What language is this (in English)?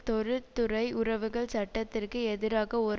Tamil